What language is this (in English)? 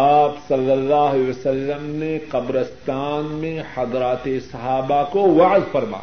Urdu